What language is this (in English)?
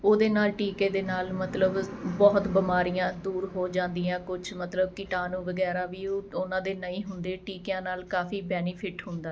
Punjabi